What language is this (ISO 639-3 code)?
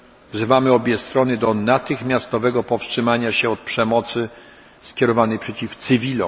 pol